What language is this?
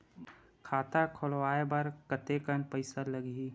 Chhattisgarhi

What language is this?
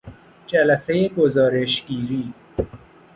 Persian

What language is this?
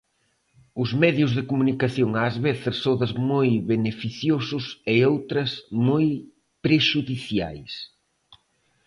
Galician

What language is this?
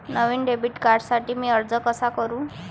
Marathi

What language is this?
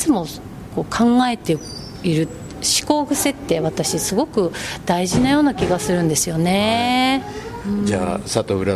Japanese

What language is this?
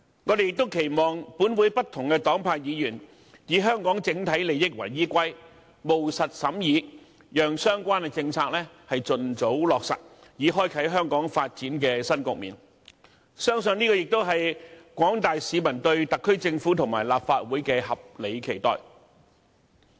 Cantonese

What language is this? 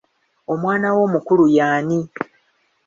Ganda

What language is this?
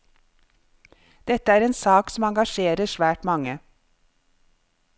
Norwegian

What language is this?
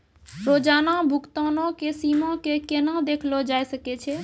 Maithili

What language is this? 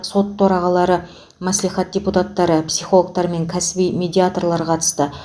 Kazakh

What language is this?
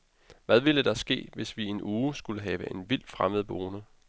Danish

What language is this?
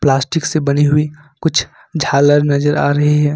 Hindi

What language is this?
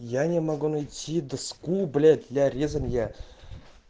Russian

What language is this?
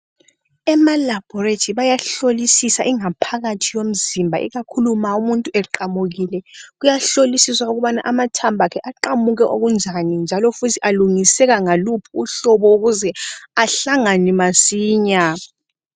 North Ndebele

